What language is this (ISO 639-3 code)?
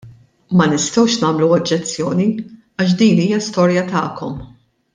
mlt